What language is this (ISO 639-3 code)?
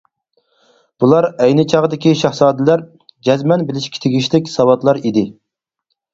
uig